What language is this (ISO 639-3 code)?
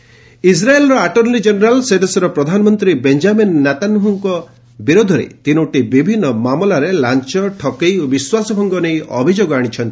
ori